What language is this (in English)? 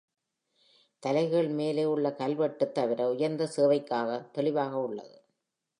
Tamil